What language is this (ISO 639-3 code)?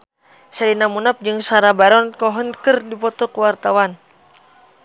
sun